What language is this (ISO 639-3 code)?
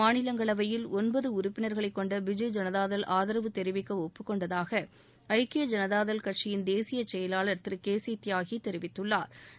tam